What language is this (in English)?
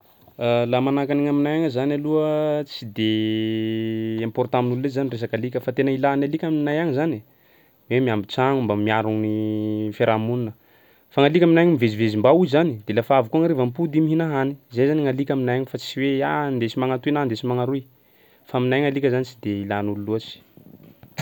Sakalava Malagasy